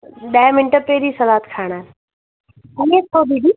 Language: Sindhi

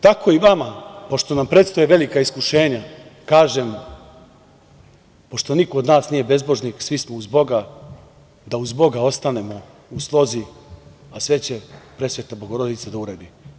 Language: Serbian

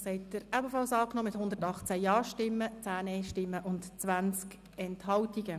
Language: Swiss German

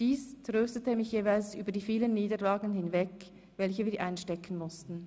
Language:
Swiss German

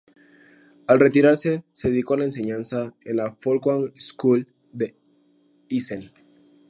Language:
Spanish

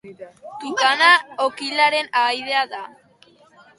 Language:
Basque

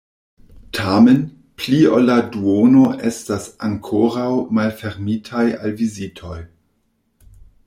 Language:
Esperanto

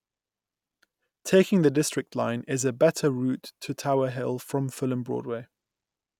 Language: English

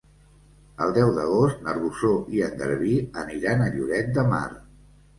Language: Catalan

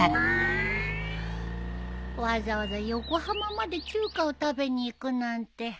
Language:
Japanese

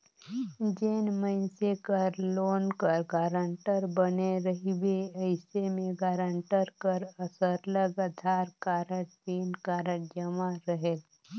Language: Chhattisgarhi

